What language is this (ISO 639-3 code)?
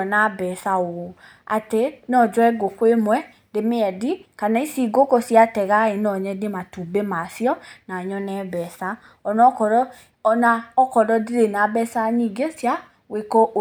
kik